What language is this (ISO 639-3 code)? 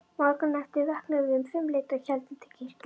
isl